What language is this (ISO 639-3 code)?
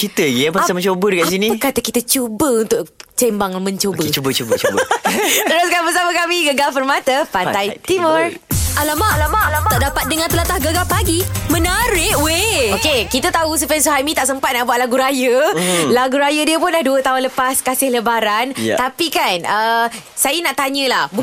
msa